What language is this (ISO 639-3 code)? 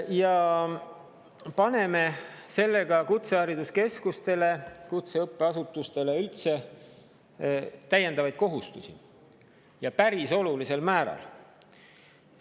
est